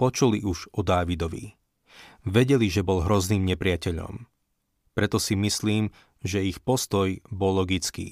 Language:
Slovak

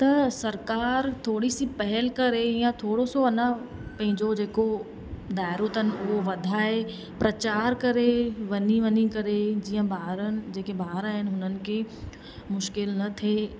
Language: Sindhi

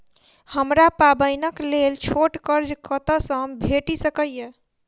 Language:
Maithili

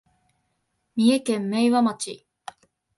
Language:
Japanese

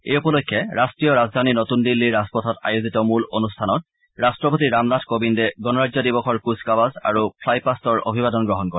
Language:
Assamese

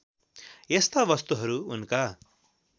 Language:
Nepali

